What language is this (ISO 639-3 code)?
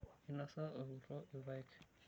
mas